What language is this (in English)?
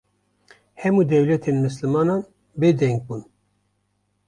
Kurdish